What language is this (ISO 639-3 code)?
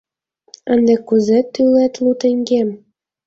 chm